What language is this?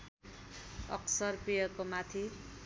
Nepali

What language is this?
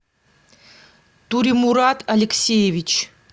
Russian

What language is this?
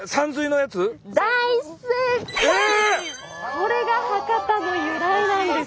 Japanese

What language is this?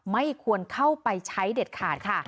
Thai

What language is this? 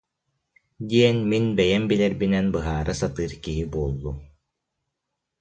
Yakut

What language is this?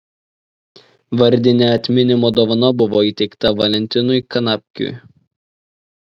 Lithuanian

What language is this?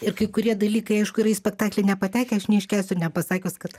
Lithuanian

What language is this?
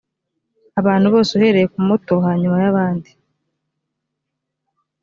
Kinyarwanda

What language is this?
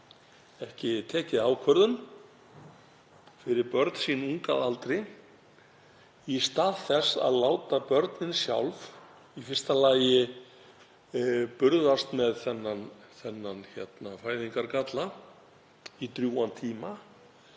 Icelandic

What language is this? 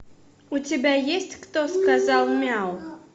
Russian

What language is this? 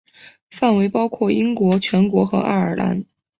Chinese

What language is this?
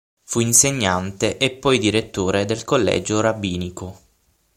Italian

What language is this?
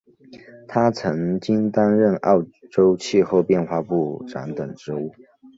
Chinese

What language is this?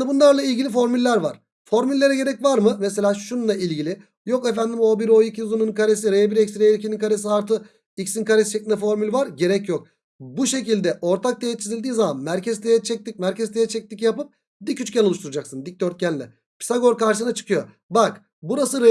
Turkish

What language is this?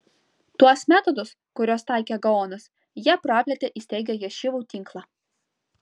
Lithuanian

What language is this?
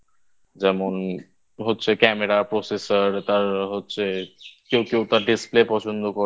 Bangla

